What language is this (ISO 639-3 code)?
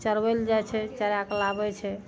mai